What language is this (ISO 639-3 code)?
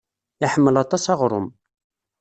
kab